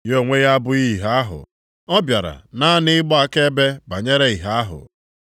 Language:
Igbo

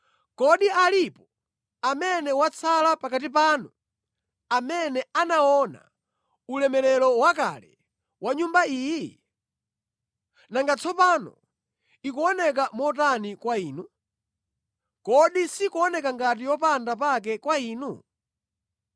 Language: Nyanja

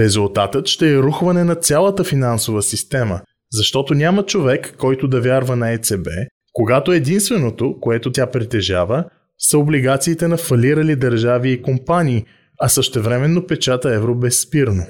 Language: Bulgarian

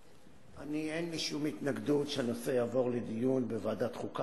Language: Hebrew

